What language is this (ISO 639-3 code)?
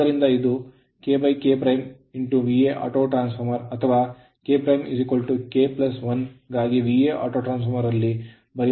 kan